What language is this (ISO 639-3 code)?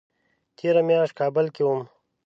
pus